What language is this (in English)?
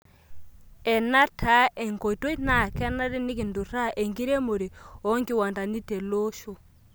Masai